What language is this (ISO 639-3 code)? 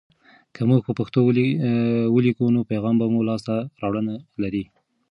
pus